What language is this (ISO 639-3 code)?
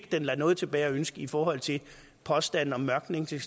dan